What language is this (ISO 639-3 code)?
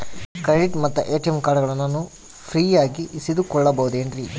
kan